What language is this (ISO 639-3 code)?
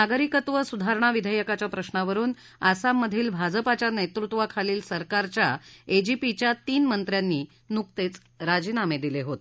mar